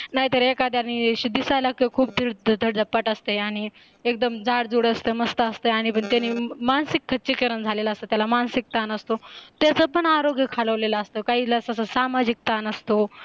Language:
Marathi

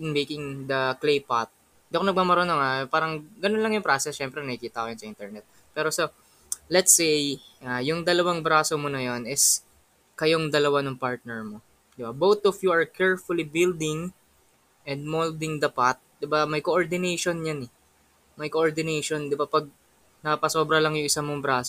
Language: Filipino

